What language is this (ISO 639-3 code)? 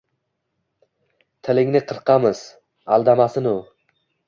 uzb